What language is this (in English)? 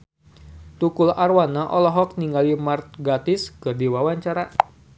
Sundanese